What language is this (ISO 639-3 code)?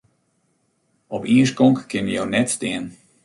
fry